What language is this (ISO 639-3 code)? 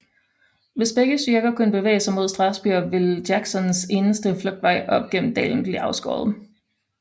dan